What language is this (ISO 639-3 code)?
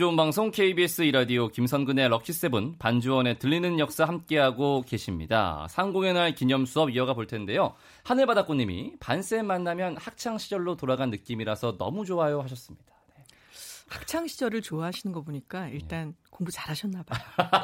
kor